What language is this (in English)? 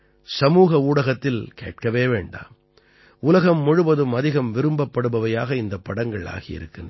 Tamil